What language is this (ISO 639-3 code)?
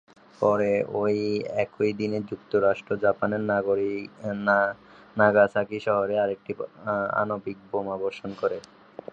ben